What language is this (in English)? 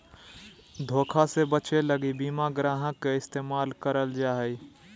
Magahi